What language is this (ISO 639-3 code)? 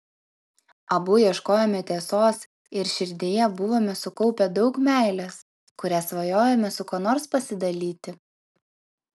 lit